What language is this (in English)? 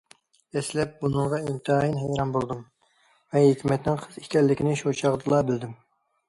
Uyghur